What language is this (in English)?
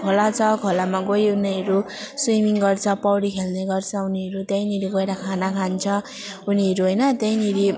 Nepali